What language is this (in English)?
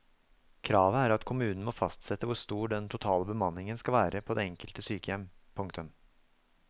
Norwegian